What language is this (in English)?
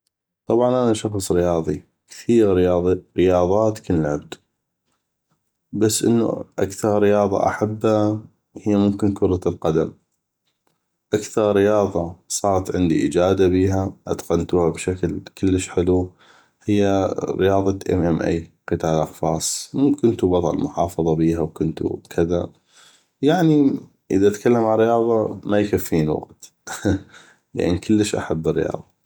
North Mesopotamian Arabic